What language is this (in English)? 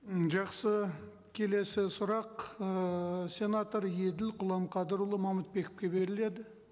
Kazakh